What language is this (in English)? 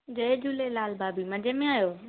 Sindhi